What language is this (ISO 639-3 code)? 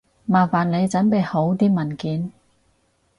yue